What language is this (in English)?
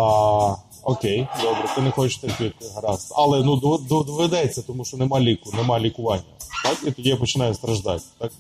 Ukrainian